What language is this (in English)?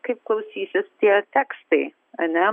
Lithuanian